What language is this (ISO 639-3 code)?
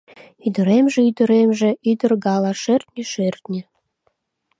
chm